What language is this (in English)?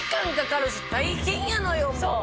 Japanese